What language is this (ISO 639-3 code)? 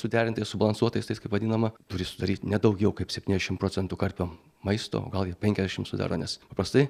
lit